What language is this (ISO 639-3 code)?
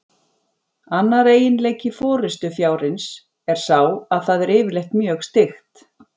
isl